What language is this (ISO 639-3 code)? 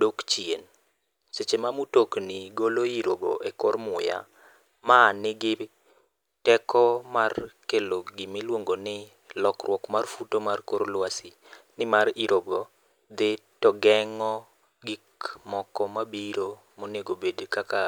luo